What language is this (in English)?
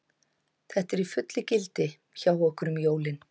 Icelandic